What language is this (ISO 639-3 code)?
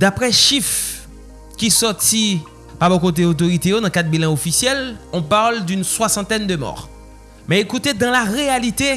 fra